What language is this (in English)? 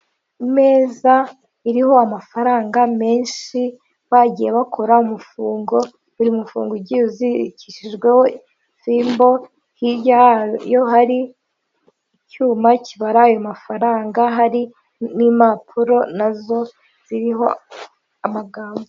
Kinyarwanda